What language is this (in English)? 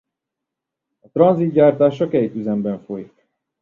Hungarian